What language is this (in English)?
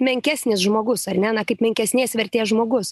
Lithuanian